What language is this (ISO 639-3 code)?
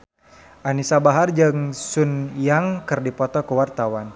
sun